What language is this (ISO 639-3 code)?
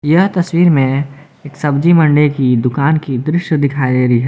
hin